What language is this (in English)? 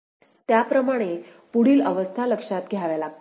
Marathi